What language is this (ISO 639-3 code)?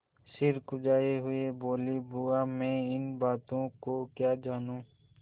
hin